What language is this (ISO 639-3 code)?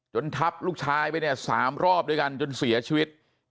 tha